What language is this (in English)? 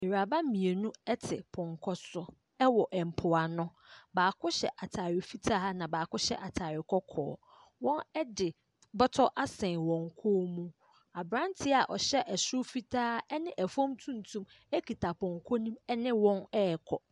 Akan